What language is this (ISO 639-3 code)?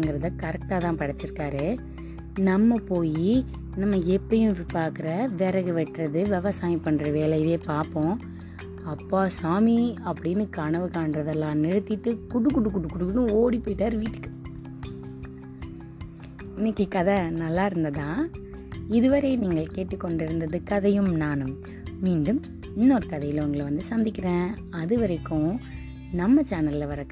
tam